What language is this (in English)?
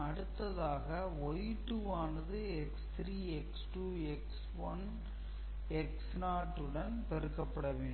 Tamil